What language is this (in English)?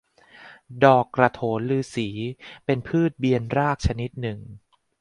Thai